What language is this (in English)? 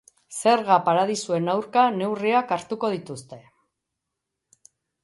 Basque